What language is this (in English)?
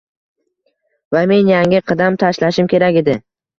Uzbek